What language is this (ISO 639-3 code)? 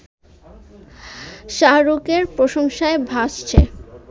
ben